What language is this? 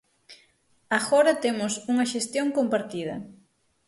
Galician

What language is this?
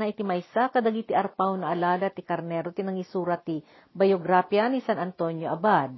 Filipino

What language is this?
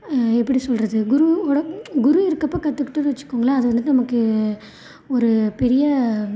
Tamil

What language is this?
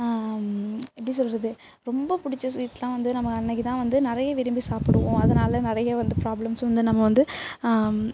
Tamil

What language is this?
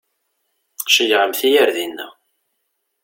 Kabyle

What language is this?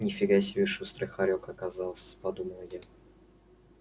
Russian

